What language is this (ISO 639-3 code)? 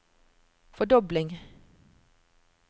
nor